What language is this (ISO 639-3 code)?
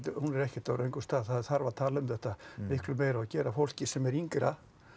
isl